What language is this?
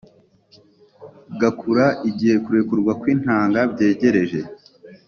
Kinyarwanda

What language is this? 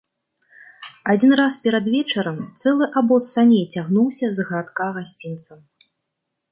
Belarusian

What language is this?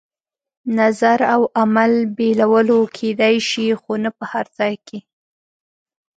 Pashto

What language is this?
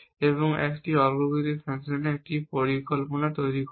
Bangla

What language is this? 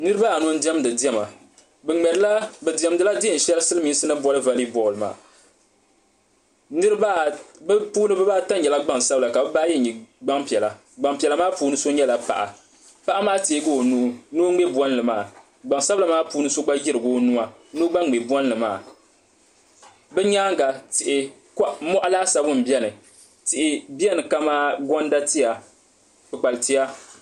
Dagbani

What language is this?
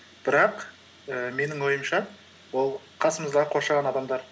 Kazakh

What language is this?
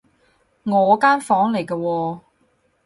Cantonese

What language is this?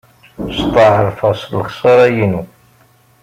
Kabyle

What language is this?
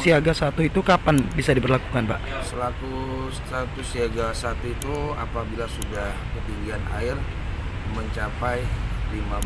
Indonesian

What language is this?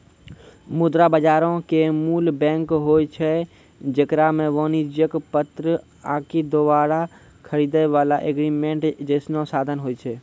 Maithili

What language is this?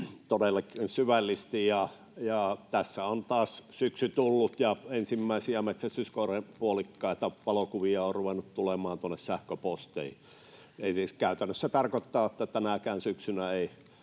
Finnish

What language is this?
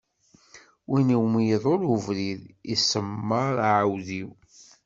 Kabyle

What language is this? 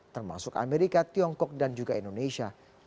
Indonesian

